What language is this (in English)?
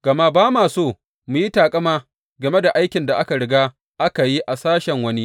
Hausa